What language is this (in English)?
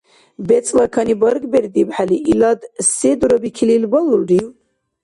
Dargwa